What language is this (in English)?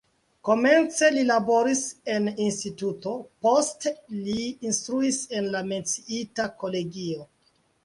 Esperanto